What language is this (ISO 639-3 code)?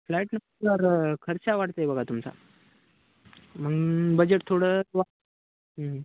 mar